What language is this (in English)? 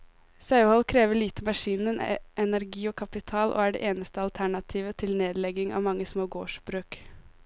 Norwegian